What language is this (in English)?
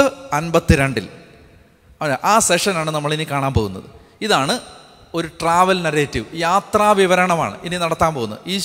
Malayalam